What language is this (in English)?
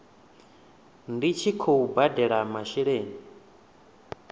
Venda